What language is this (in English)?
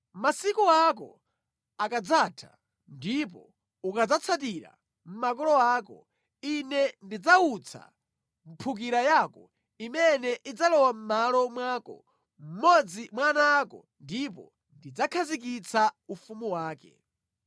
Nyanja